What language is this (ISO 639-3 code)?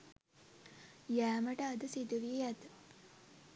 sin